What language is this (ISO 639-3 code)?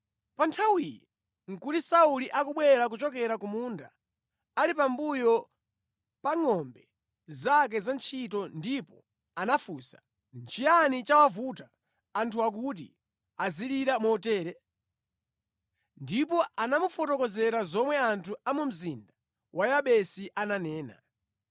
nya